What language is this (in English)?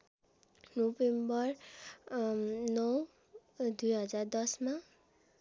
Nepali